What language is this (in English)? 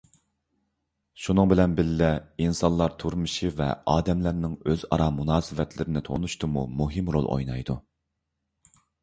Uyghur